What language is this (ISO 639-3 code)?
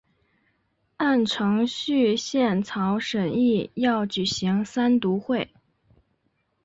zho